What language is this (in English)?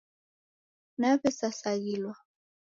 Taita